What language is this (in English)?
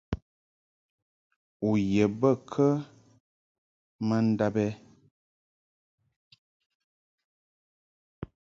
Mungaka